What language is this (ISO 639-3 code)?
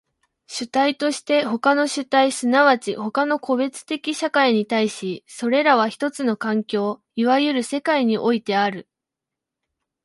jpn